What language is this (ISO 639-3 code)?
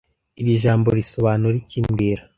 kin